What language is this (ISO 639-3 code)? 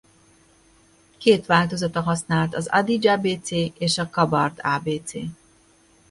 hun